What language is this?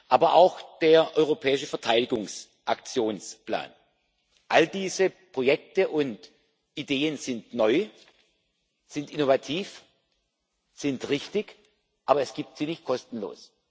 German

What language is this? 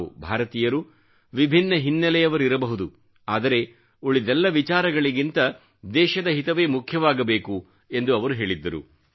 Kannada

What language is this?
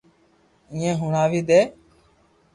Loarki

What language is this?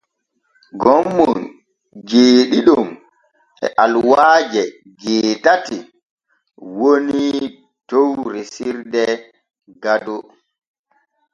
Borgu Fulfulde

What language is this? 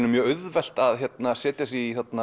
Icelandic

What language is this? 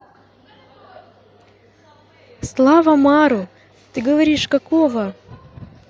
Russian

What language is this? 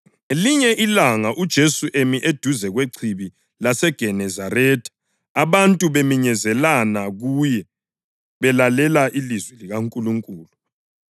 North Ndebele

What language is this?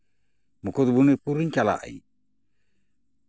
Santali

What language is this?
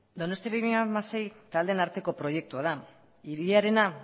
Basque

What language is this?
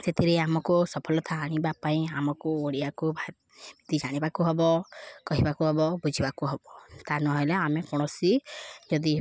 Odia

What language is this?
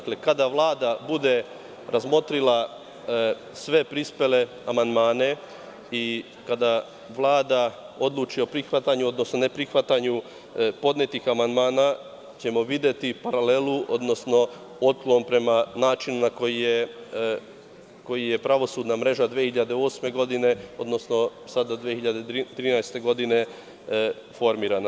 Serbian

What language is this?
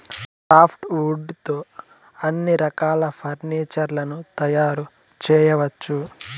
Telugu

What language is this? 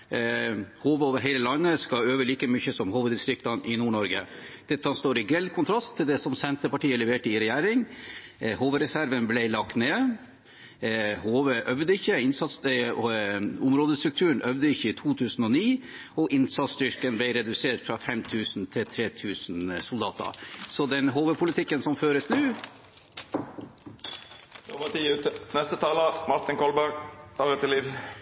Norwegian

